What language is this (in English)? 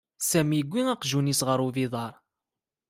Kabyle